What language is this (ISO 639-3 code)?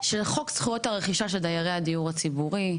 heb